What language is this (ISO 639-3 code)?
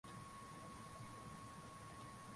swa